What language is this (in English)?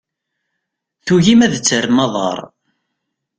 Kabyle